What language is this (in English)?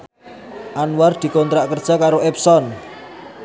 Javanese